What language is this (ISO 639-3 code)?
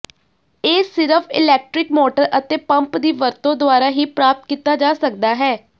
pan